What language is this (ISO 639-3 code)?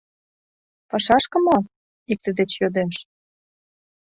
chm